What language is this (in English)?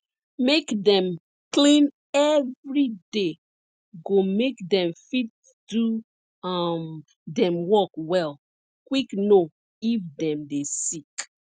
Nigerian Pidgin